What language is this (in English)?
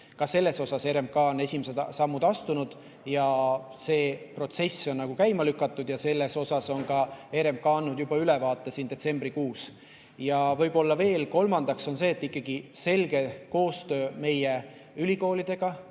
Estonian